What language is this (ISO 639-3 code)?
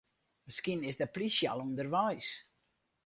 fry